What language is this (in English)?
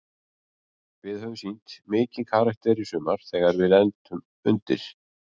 Icelandic